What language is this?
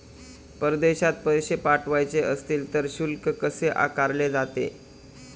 Marathi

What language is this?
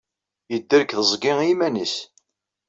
Kabyle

